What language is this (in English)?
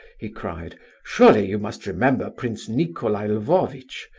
English